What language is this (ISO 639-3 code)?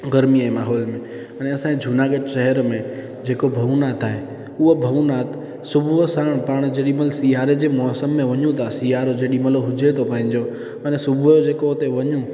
snd